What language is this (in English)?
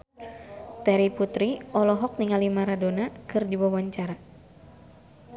Sundanese